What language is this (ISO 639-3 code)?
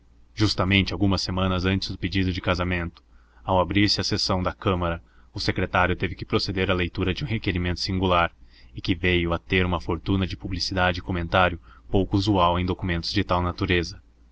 por